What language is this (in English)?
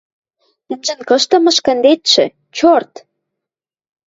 Western Mari